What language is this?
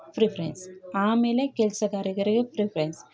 Kannada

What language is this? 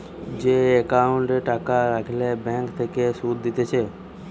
Bangla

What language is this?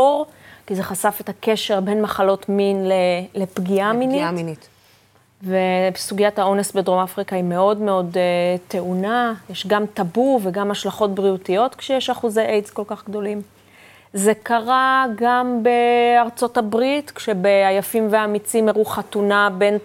Hebrew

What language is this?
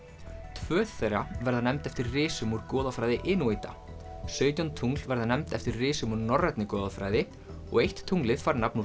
Icelandic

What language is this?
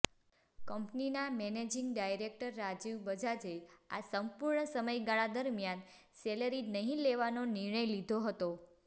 Gujarati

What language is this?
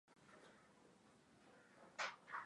Swahili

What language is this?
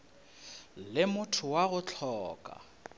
Northern Sotho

